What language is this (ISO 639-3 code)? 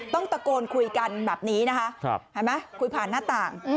tha